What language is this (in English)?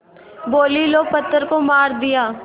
Hindi